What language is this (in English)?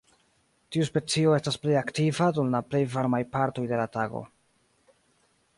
Esperanto